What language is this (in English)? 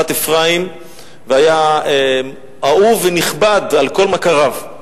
Hebrew